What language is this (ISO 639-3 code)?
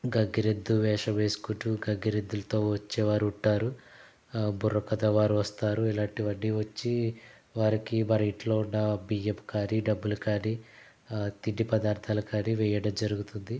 tel